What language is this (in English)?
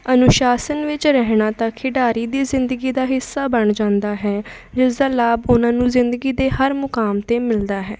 Punjabi